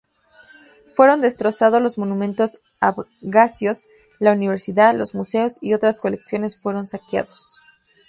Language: Spanish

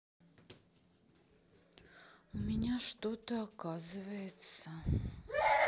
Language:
Russian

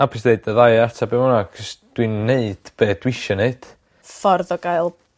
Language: Welsh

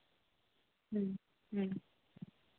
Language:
Santali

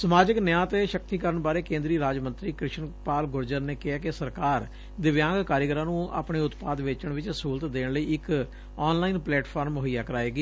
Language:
Punjabi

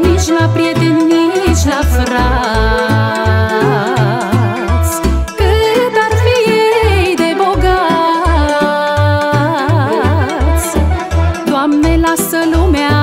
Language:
Romanian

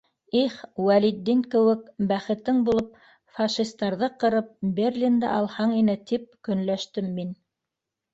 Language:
Bashkir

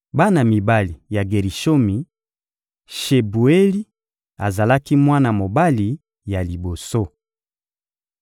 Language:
Lingala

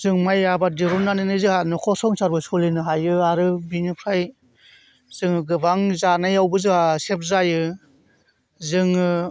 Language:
Bodo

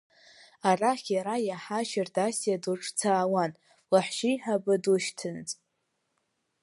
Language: Abkhazian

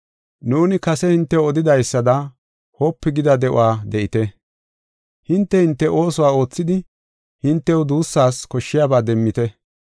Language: Gofa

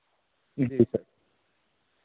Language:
Urdu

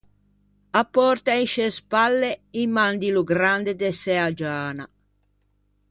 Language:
Ligurian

